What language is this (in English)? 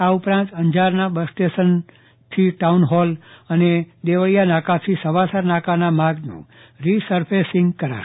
Gujarati